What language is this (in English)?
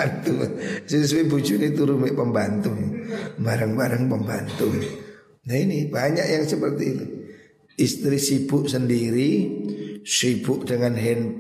Indonesian